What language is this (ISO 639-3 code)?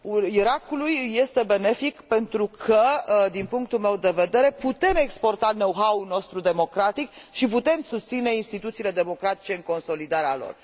ron